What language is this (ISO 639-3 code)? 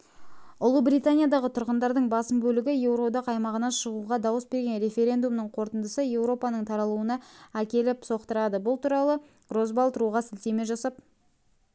kaz